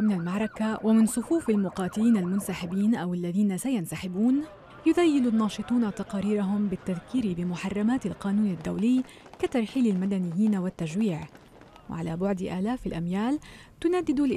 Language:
Arabic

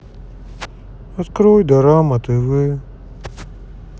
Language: Russian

